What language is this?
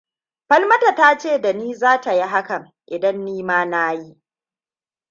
Hausa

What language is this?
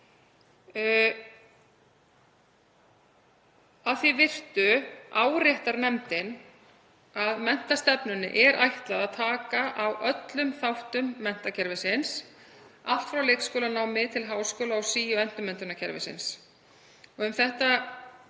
Icelandic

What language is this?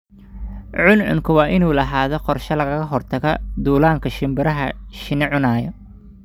Somali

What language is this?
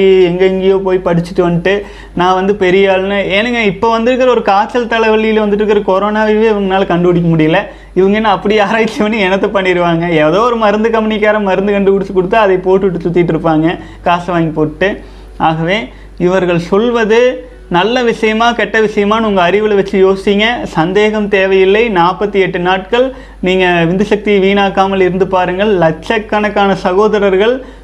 Tamil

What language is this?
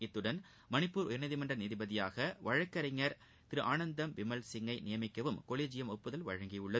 Tamil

